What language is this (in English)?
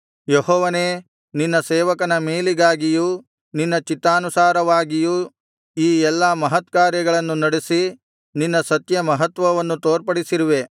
Kannada